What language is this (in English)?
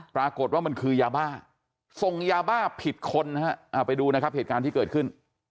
Thai